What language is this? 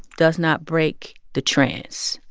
English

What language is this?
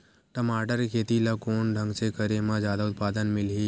Chhattisgarhi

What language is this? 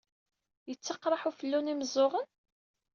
Kabyle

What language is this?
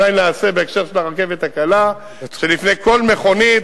Hebrew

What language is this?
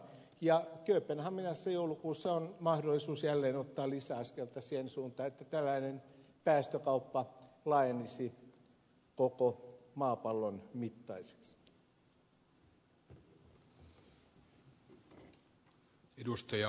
Finnish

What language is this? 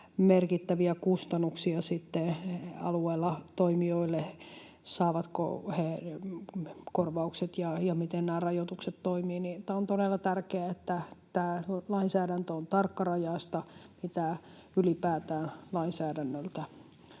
Finnish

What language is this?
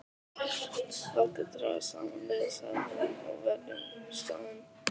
Icelandic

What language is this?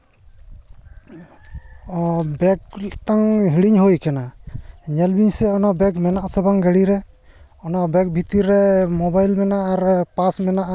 Santali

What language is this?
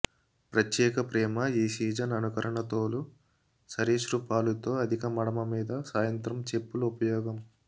Telugu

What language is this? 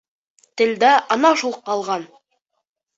Bashkir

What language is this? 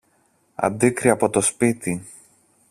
Greek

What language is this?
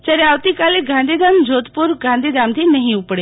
Gujarati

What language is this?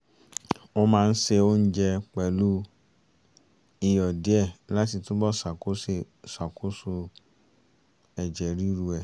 Yoruba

